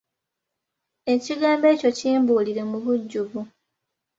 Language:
Ganda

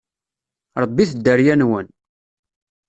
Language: Kabyle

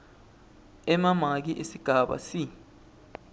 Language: Swati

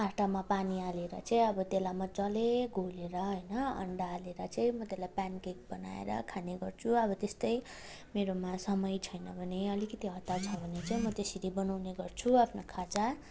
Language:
Nepali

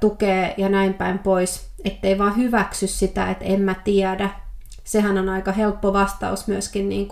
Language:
Finnish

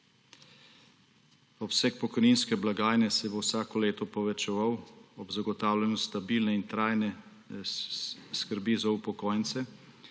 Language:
Slovenian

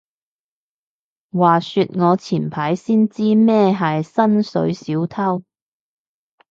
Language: Cantonese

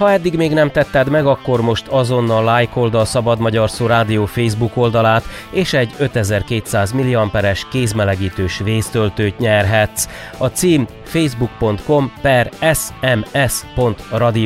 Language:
Hungarian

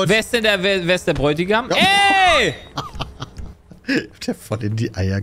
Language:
German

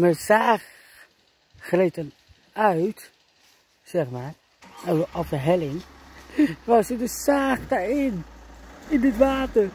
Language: Dutch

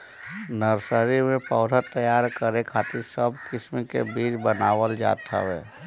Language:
Bhojpuri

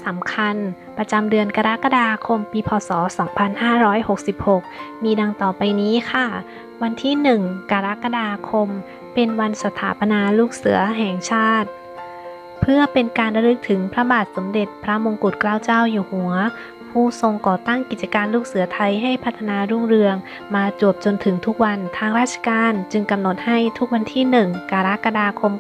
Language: Thai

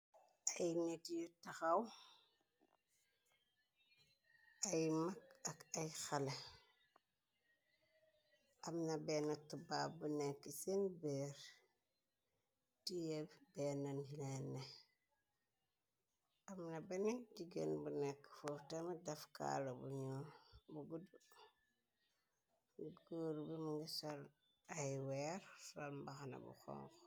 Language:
Wolof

